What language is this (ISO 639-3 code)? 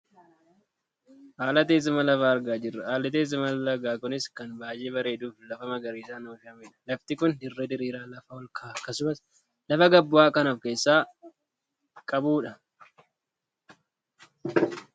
orm